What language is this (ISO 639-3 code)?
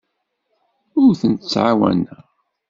kab